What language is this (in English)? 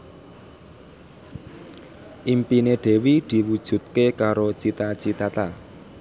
Javanese